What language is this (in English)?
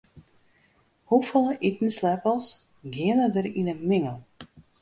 Western Frisian